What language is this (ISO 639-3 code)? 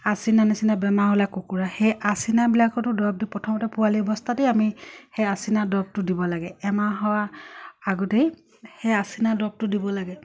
asm